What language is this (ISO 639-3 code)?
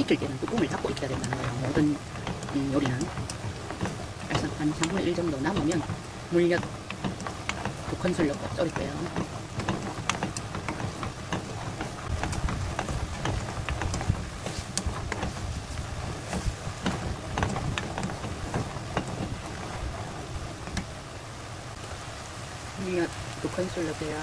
kor